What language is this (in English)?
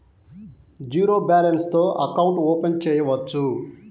Telugu